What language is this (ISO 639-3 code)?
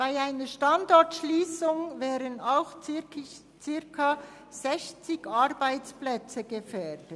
gsw